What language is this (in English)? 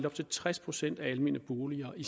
Danish